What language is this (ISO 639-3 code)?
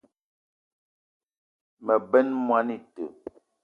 eto